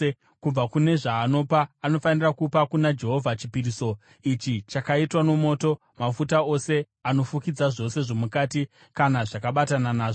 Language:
Shona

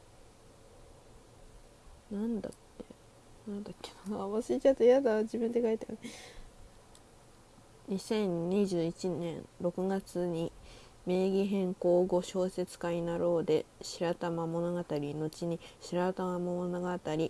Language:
Japanese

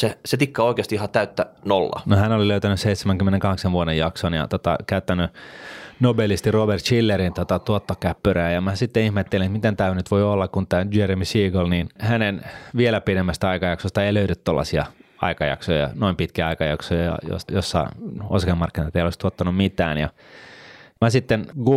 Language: Finnish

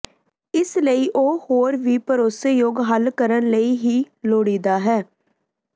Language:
Punjabi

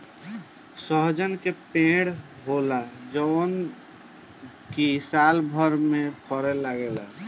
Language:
Bhojpuri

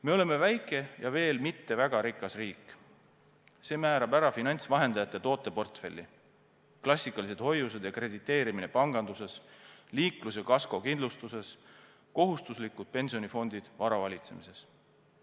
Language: Estonian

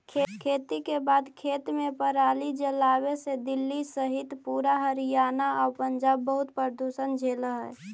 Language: Magahi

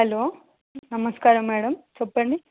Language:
Telugu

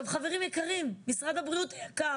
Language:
Hebrew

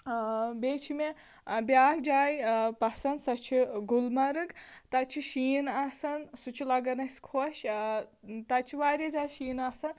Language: Kashmiri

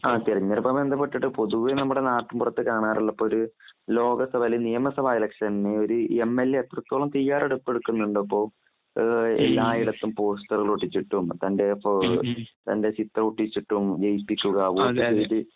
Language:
Malayalam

